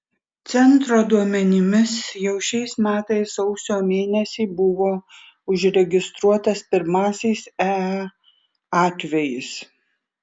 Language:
Lithuanian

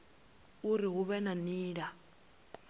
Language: Venda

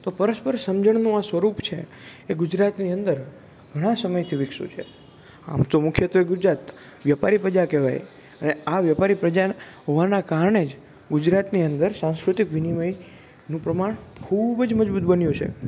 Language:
Gujarati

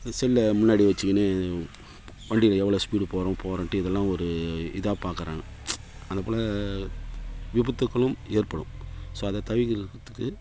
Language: Tamil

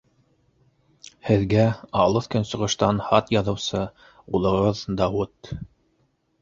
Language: Bashkir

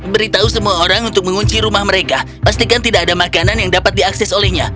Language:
Indonesian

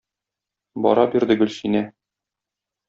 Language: Tatar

